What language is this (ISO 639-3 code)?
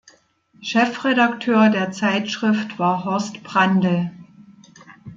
deu